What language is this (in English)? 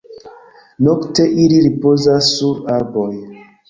Esperanto